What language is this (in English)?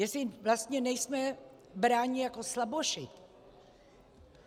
Czech